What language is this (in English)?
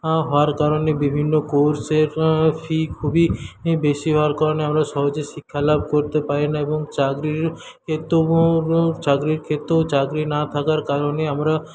Bangla